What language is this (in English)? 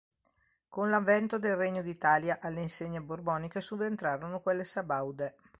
Italian